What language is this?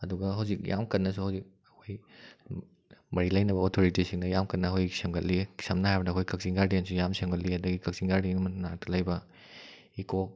Manipuri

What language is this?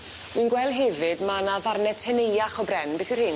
Welsh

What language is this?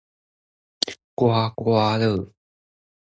Chinese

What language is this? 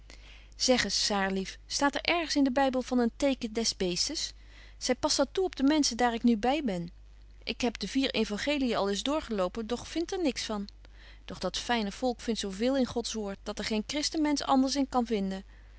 Dutch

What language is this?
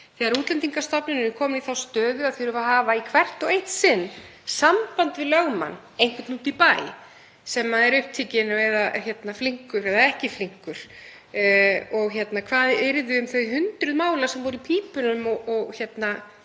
Icelandic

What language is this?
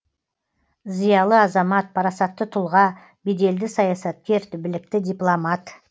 Kazakh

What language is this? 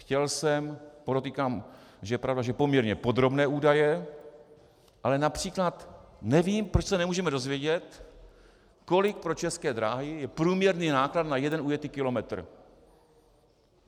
Czech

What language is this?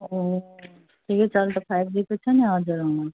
Nepali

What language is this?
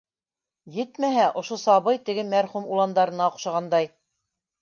Bashkir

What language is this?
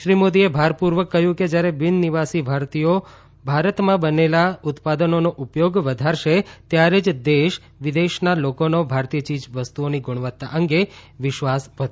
Gujarati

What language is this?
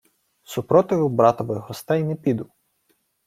Ukrainian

